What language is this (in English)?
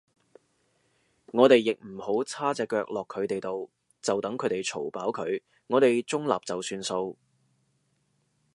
Cantonese